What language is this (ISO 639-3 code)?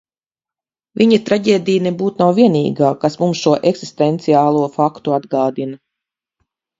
lav